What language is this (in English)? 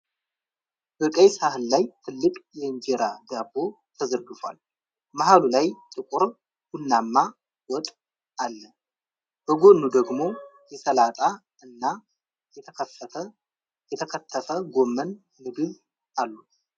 Amharic